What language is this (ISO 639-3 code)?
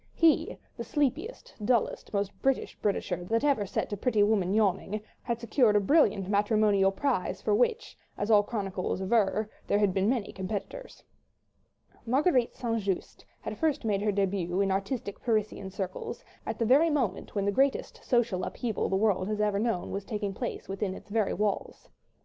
eng